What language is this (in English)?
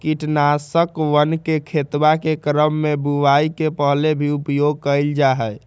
Magahi